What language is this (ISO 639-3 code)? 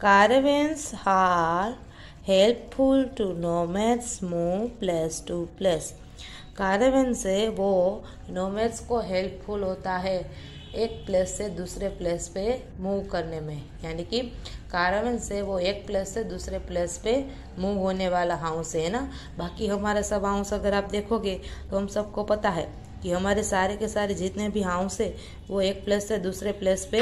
hin